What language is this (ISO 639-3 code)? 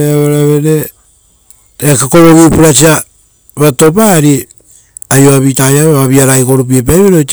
roo